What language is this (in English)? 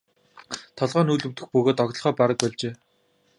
Mongolian